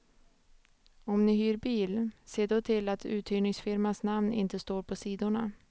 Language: Swedish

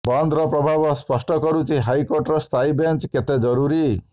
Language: Odia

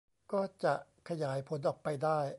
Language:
Thai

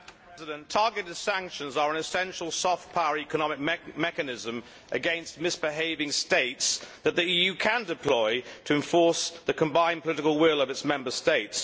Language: English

